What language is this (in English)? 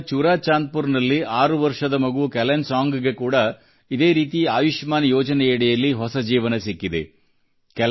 Kannada